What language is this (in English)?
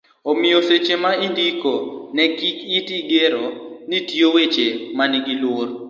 Luo (Kenya and Tanzania)